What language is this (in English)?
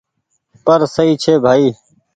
Goaria